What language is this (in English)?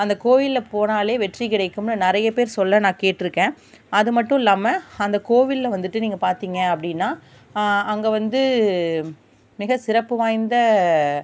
Tamil